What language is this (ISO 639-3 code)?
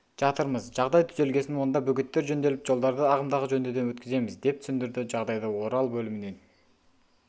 kaz